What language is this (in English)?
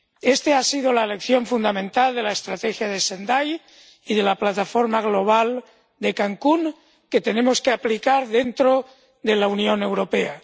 Spanish